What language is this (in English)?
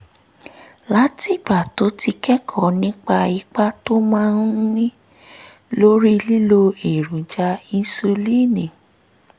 Yoruba